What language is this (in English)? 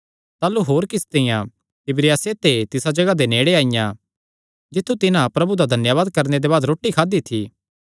Kangri